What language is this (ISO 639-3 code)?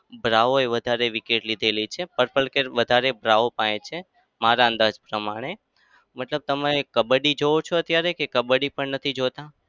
guj